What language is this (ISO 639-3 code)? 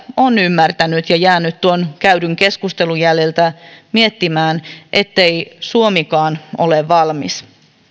fin